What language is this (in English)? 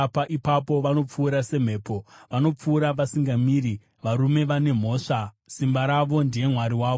Shona